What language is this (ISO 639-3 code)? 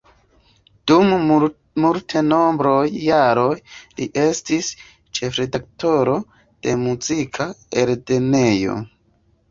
epo